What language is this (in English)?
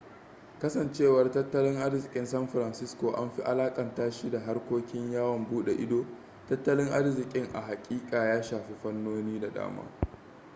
Hausa